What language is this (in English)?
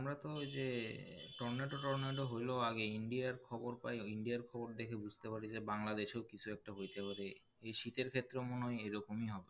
Bangla